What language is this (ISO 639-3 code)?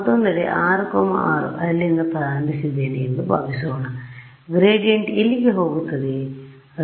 kan